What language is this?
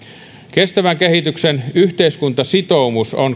Finnish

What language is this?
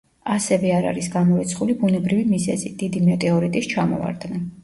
Georgian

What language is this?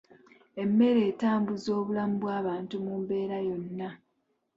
Ganda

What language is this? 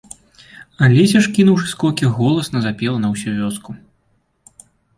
Belarusian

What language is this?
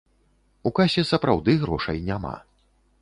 Belarusian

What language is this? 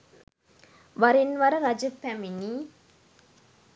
Sinhala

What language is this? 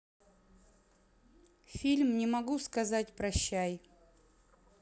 Russian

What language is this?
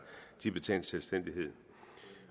Danish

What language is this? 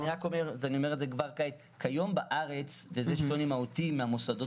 Hebrew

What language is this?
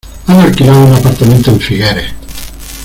Spanish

